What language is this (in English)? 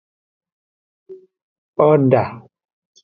Aja (Benin)